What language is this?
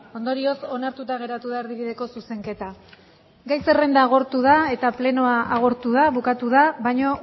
Basque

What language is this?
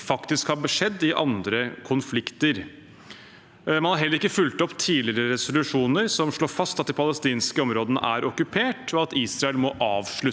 Norwegian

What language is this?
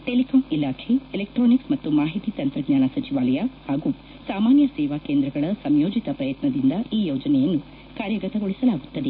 Kannada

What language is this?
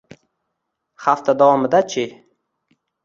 Uzbek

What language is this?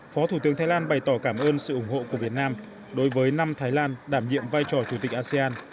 Vietnamese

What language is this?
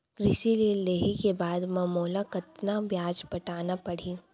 Chhattisgarhi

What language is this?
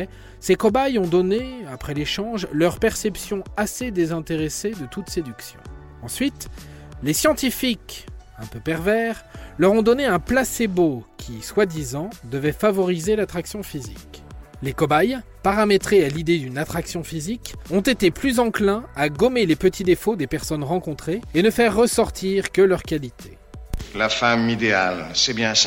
French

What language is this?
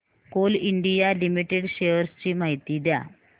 Marathi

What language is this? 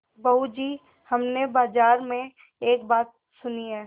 Hindi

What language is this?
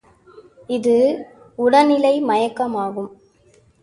Tamil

